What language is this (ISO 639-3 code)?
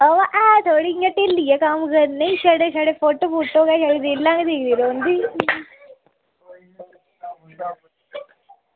doi